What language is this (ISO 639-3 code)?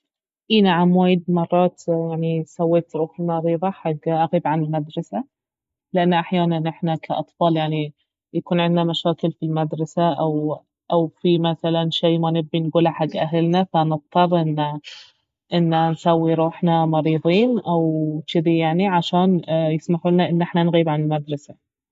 abv